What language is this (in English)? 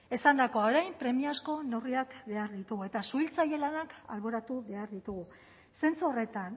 Basque